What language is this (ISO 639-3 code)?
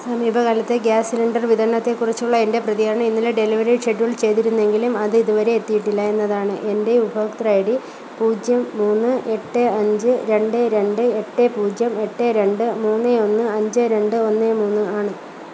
mal